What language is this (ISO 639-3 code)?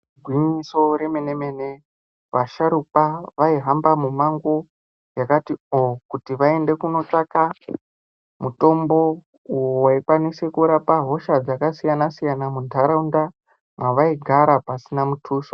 ndc